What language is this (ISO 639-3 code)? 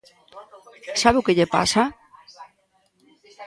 glg